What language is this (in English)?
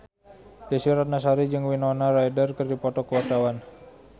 Sundanese